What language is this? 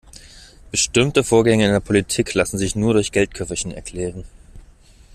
German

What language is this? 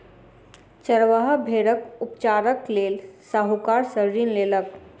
Maithili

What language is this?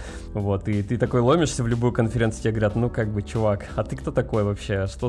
Russian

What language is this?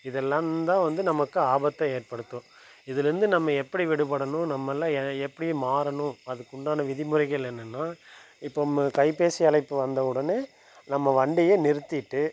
Tamil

